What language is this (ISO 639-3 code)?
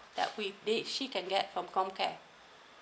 eng